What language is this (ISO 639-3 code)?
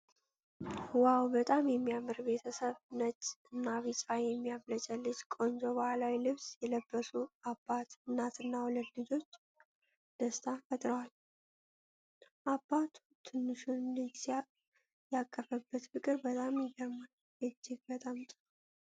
amh